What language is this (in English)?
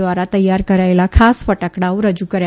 Gujarati